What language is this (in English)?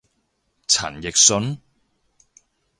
Cantonese